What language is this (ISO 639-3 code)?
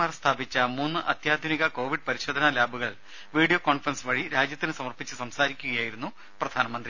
mal